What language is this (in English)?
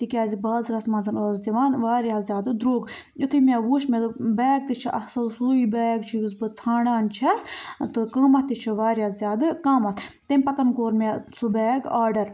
Kashmiri